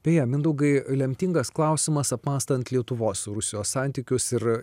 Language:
Lithuanian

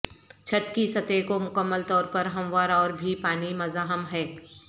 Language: Urdu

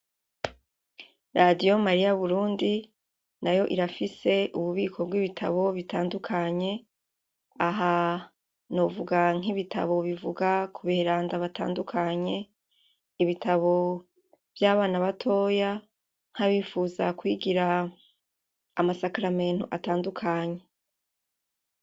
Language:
Rundi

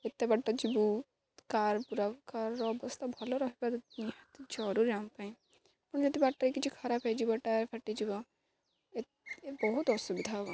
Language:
Odia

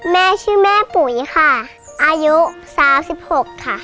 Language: Thai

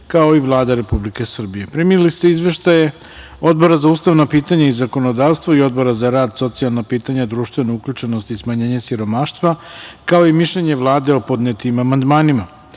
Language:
Serbian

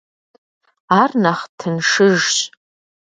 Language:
Kabardian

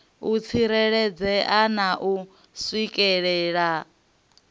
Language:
Venda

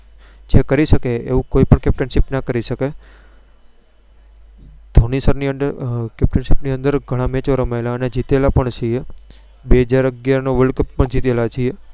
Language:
Gujarati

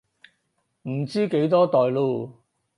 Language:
Cantonese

